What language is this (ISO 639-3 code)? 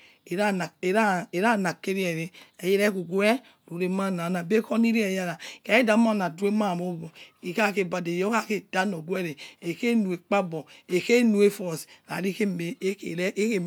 ets